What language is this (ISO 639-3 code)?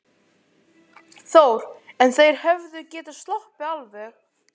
isl